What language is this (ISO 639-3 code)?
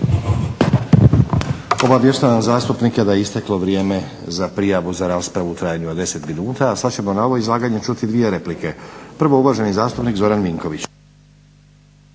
hrv